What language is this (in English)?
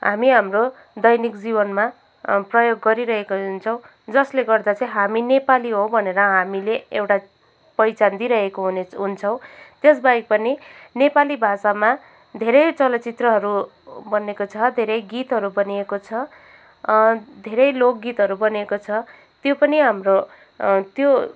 Nepali